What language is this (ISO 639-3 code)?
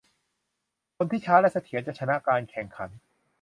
tha